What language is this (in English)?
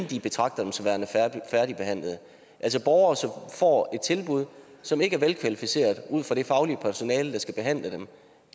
Danish